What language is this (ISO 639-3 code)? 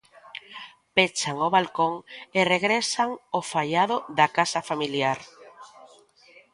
glg